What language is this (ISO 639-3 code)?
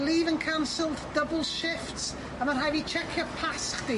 cym